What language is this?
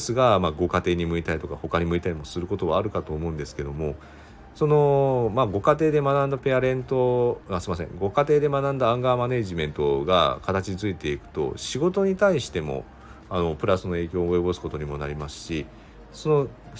Japanese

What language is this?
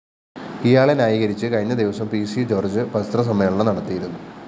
Malayalam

